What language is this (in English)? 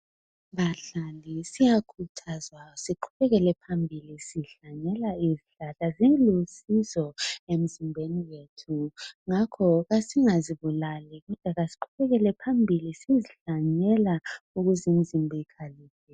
North Ndebele